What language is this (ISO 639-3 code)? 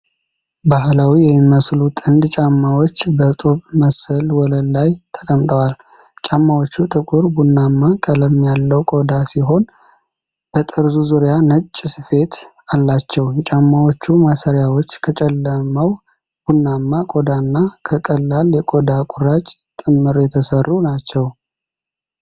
amh